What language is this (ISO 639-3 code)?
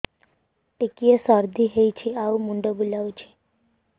ori